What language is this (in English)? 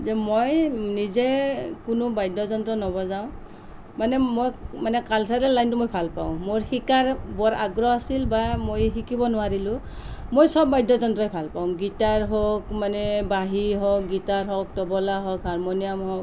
Assamese